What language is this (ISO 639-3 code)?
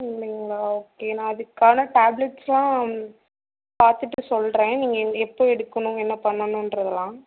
tam